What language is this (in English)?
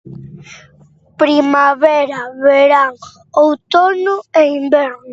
Galician